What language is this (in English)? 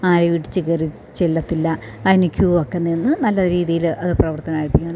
Malayalam